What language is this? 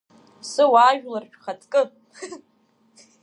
Abkhazian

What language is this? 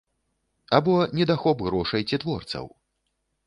Belarusian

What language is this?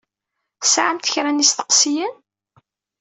Kabyle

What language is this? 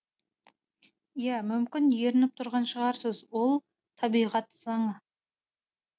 Kazakh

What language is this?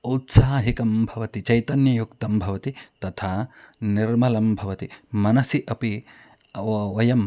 Sanskrit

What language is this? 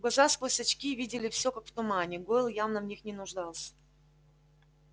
Russian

